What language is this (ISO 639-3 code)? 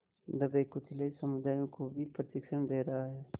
hin